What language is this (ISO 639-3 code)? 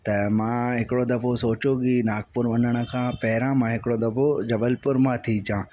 snd